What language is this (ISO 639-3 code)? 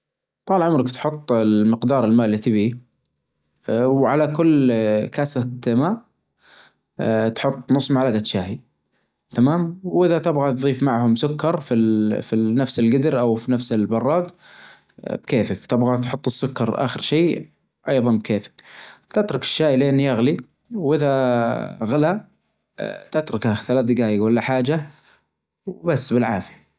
ars